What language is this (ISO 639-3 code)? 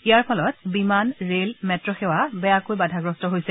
asm